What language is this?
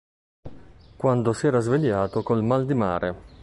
Italian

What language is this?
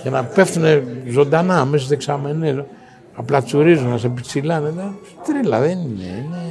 Greek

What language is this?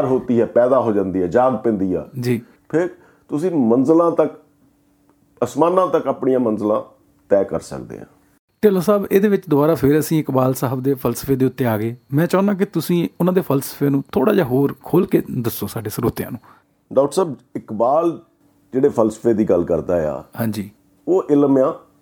Punjabi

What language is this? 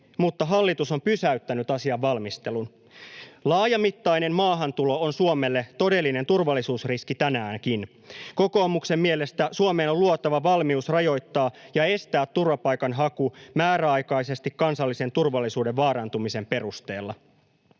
Finnish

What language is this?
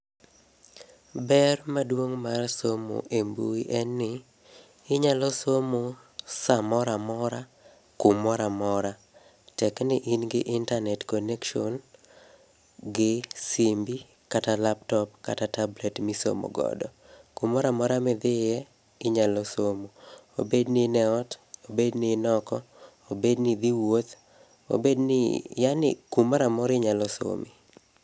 Luo (Kenya and Tanzania)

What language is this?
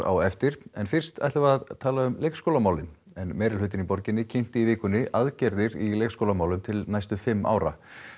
Icelandic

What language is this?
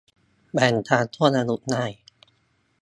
Thai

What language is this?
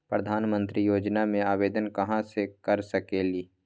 Magahi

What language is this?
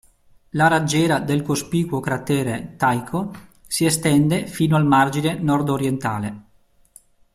Italian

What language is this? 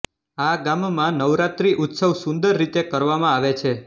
Gujarati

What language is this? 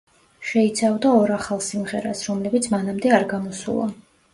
Georgian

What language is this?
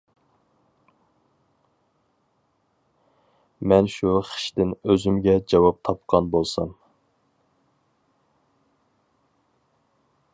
Uyghur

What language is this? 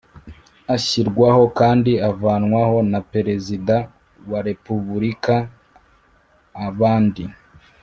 Kinyarwanda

